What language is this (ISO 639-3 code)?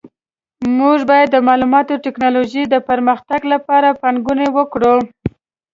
pus